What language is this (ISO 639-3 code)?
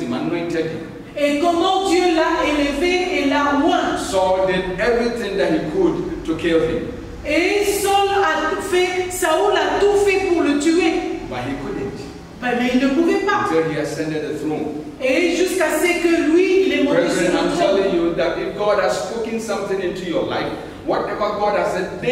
fra